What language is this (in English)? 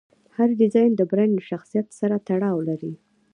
Pashto